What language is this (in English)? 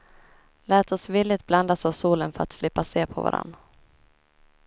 Swedish